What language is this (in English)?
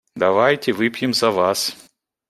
Russian